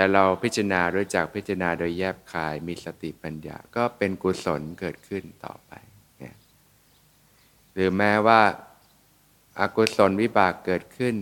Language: Thai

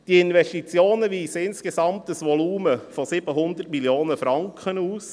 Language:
Swiss German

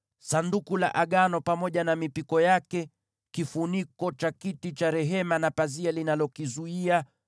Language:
Swahili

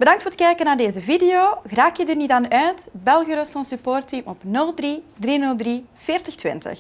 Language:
Dutch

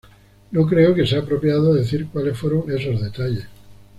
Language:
Spanish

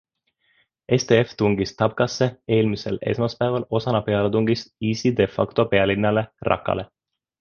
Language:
Estonian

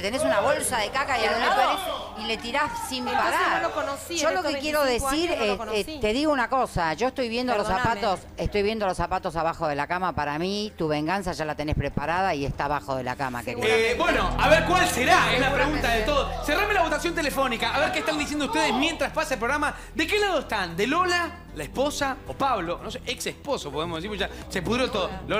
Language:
Spanish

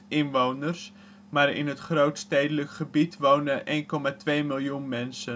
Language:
Dutch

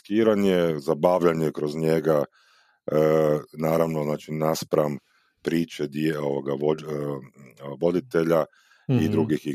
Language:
Croatian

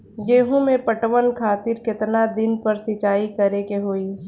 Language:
Bhojpuri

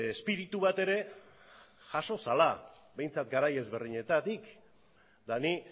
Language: Basque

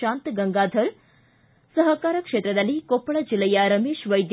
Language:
Kannada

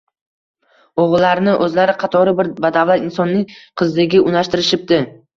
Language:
Uzbek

